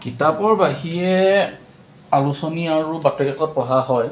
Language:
Assamese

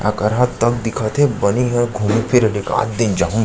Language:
Chhattisgarhi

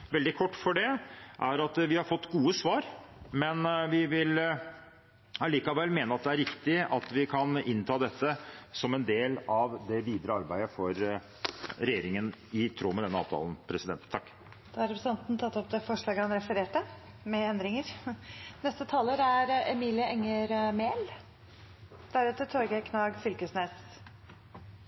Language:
Norwegian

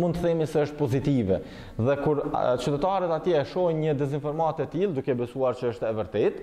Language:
Romanian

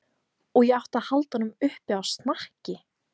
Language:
Icelandic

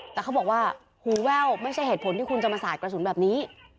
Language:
Thai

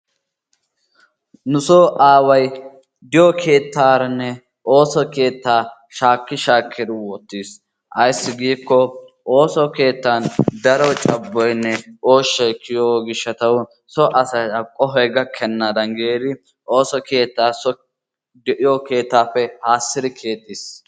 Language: Wolaytta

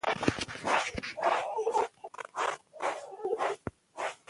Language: Pashto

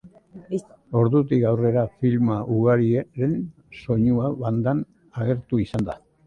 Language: Basque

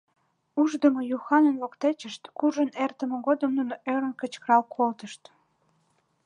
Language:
Mari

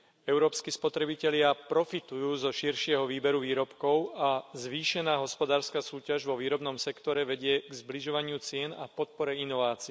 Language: Slovak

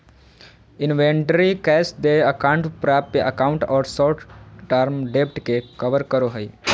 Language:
Magahi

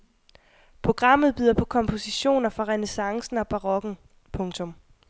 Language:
Danish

